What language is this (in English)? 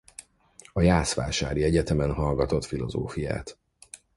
Hungarian